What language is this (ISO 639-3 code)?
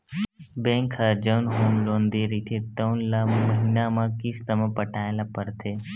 hne